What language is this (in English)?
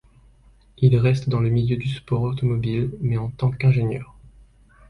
French